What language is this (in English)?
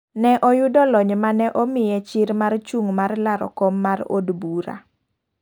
Luo (Kenya and Tanzania)